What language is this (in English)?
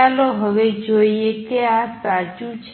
Gujarati